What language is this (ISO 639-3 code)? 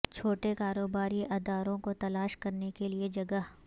urd